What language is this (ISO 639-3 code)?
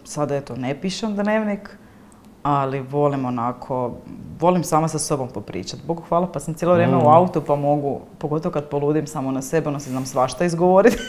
hrv